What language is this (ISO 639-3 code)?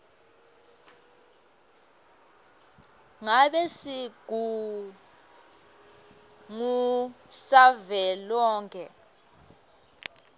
ssw